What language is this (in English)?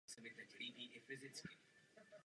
Czech